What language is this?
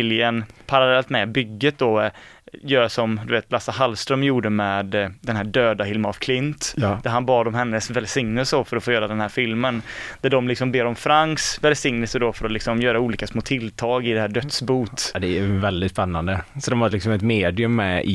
Swedish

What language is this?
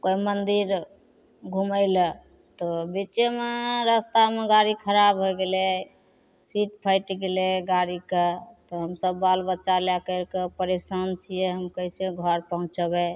Maithili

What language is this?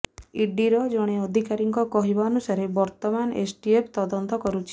Odia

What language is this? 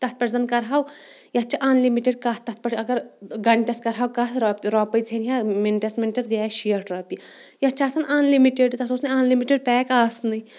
Kashmiri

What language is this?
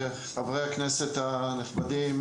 Hebrew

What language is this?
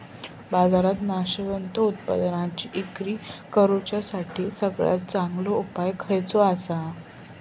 Marathi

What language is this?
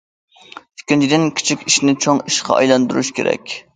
Uyghur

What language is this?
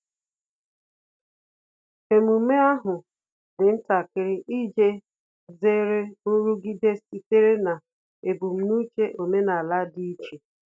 Igbo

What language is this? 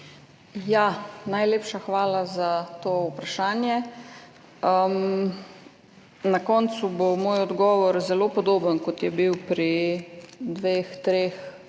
Slovenian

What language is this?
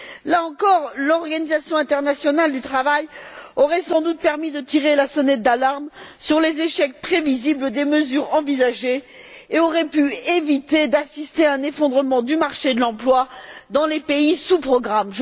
French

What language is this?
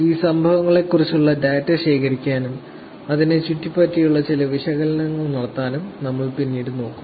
Malayalam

